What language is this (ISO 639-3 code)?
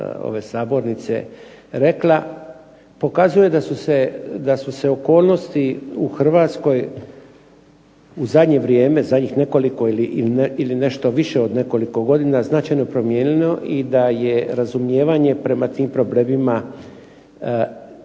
hrv